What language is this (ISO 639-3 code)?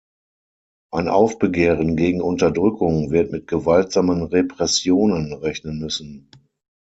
deu